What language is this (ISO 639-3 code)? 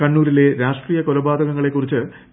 mal